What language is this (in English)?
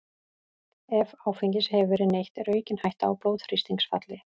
Icelandic